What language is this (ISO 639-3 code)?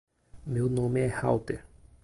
por